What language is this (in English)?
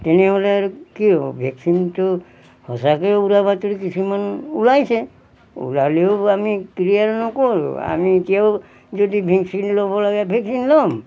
Assamese